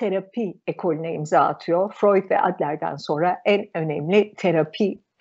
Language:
Turkish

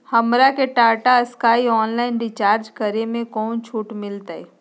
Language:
Magahi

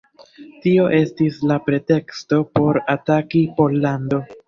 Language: Esperanto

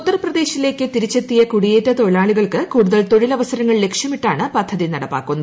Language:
Malayalam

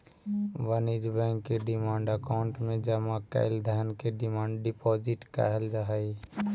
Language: Magahi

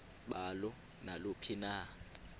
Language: Xhosa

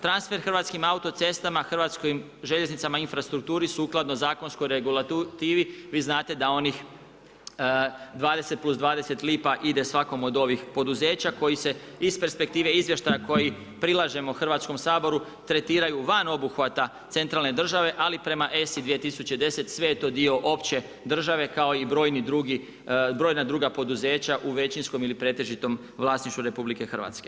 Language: Croatian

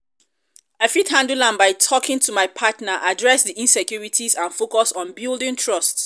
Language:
Nigerian Pidgin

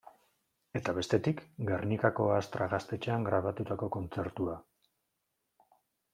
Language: Basque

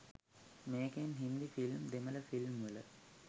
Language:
Sinhala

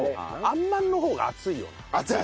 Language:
Japanese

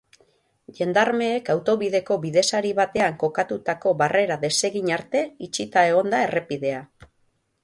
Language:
Basque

